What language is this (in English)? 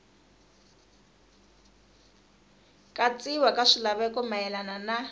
Tsonga